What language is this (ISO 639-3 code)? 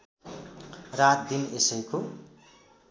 nep